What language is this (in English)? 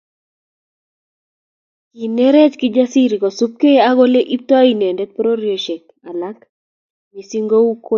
Kalenjin